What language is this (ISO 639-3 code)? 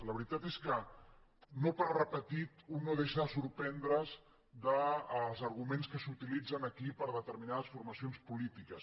cat